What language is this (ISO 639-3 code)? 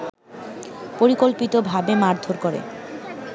ben